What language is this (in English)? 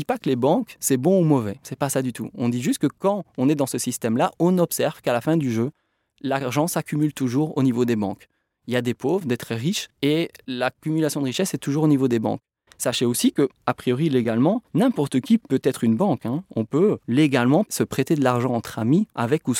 French